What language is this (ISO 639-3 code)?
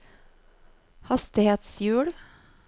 nor